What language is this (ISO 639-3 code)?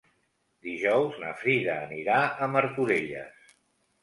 cat